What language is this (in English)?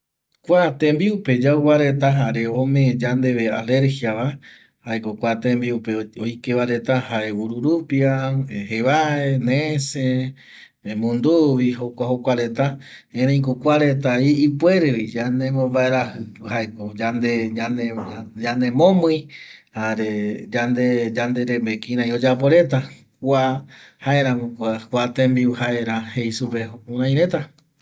Eastern Bolivian Guaraní